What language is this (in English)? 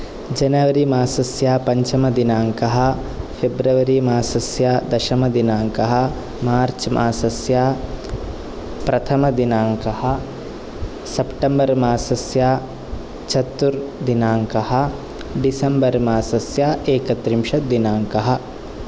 Sanskrit